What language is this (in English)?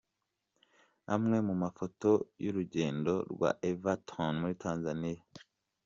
Kinyarwanda